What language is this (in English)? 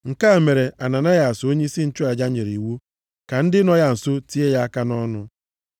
Igbo